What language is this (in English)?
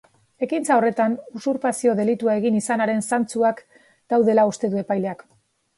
Basque